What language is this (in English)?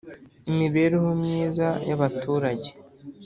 Kinyarwanda